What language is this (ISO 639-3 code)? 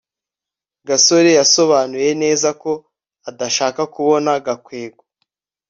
kin